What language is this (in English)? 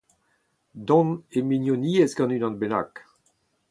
Breton